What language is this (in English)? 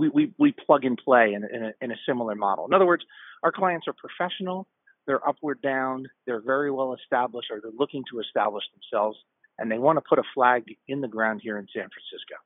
English